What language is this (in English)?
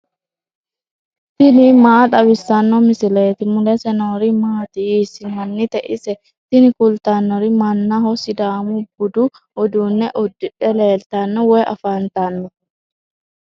Sidamo